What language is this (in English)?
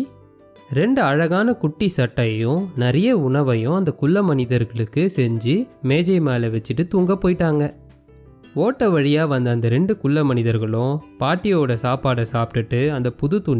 Tamil